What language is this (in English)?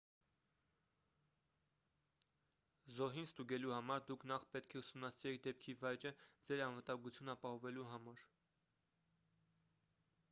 Armenian